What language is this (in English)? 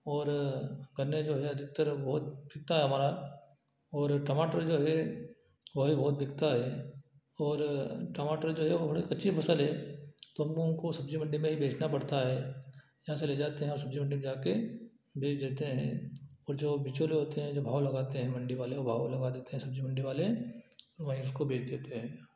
Hindi